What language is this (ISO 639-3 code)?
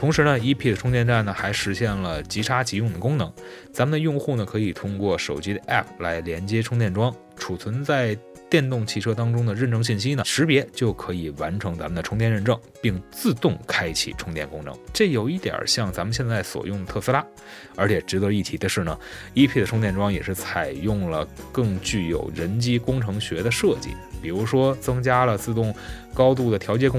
zho